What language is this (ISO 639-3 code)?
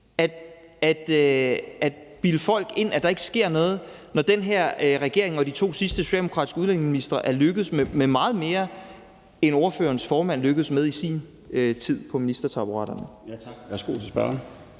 dan